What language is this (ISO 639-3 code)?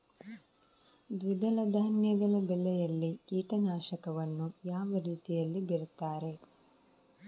kan